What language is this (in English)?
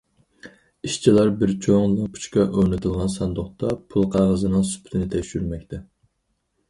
Uyghur